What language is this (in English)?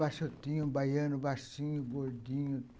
Portuguese